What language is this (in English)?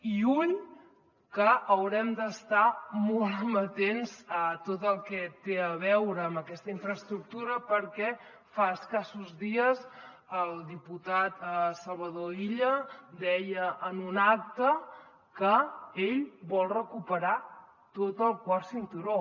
Catalan